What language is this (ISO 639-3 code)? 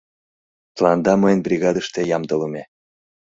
chm